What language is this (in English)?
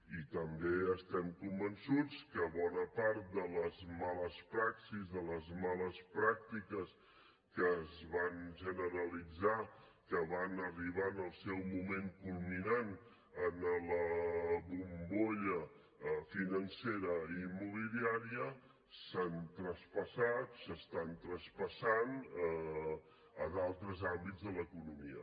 Catalan